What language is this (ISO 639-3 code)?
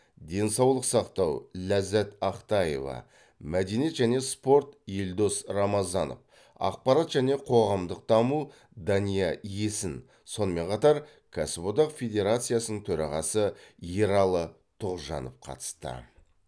kaz